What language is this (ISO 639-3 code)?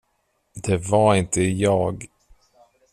swe